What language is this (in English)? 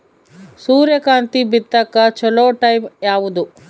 Kannada